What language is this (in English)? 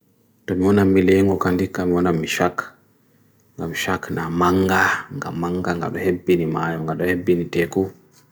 Bagirmi Fulfulde